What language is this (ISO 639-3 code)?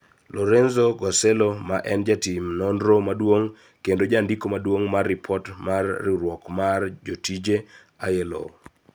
luo